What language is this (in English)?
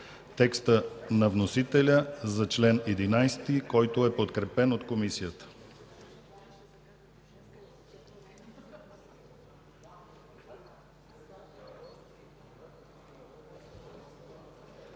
Bulgarian